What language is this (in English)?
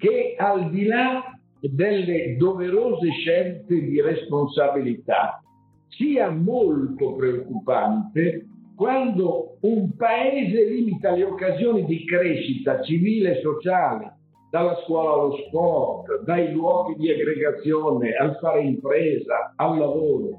Italian